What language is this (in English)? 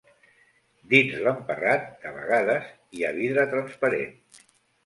Catalan